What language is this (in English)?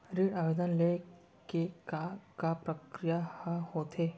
Chhattisgarhi